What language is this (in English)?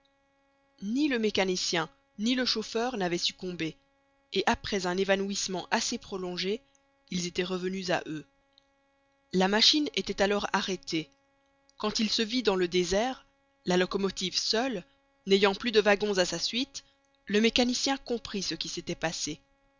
French